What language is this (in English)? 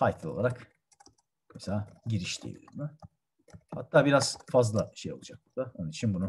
Turkish